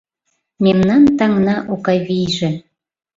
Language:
Mari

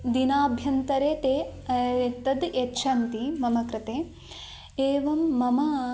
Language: Sanskrit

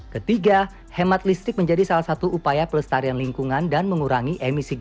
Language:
Indonesian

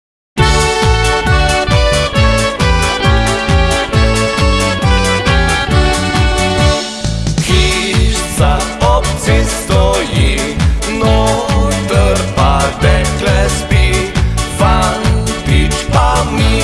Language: Slovenian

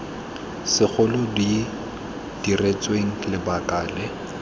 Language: Tswana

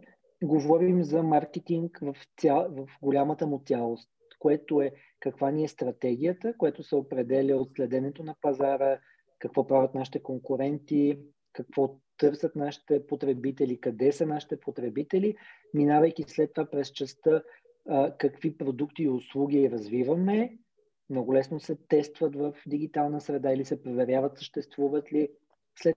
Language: Bulgarian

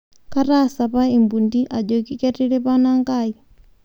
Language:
Masai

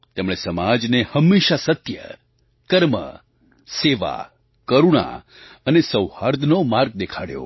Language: Gujarati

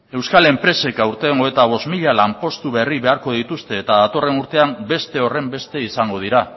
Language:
Basque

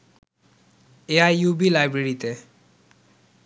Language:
Bangla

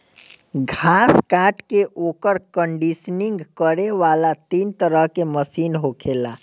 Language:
Bhojpuri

